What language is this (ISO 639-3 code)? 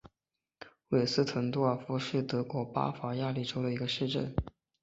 zho